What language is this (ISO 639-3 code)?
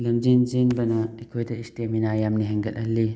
mni